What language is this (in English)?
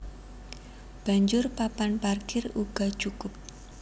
Javanese